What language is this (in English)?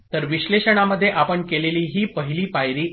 Marathi